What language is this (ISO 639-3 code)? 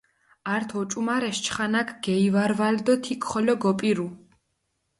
xmf